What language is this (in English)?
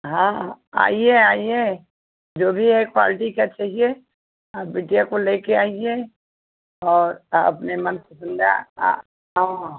Hindi